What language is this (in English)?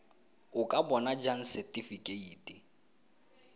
Tswana